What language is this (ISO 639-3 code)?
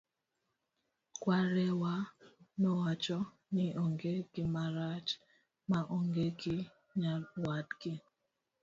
luo